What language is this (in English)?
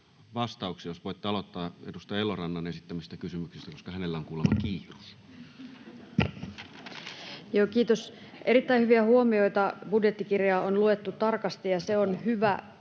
Finnish